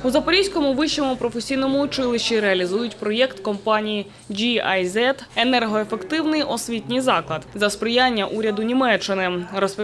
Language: Ukrainian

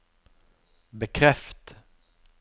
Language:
Norwegian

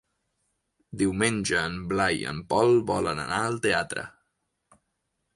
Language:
Catalan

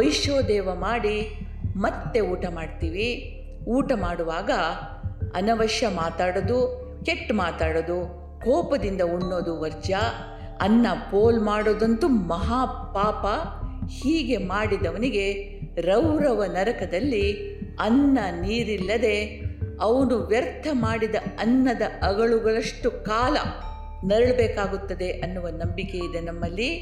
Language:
Kannada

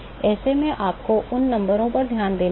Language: Hindi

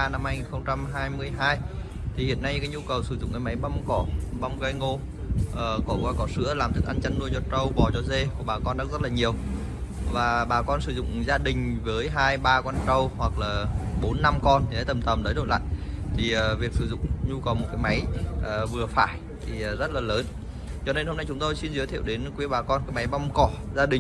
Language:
Vietnamese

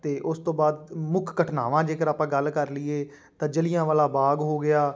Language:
Punjabi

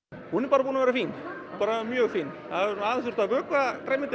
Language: Icelandic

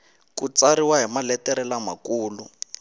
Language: Tsonga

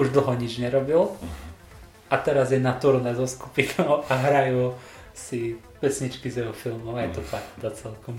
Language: Slovak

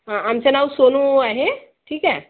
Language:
Marathi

